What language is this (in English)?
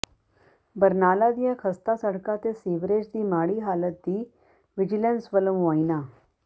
Punjabi